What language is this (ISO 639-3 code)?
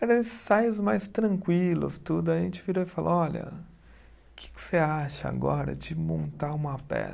por